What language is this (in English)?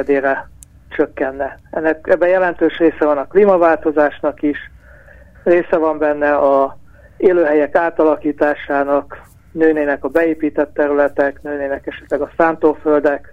Hungarian